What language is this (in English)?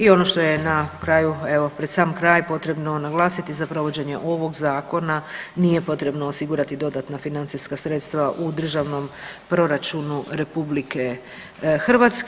Croatian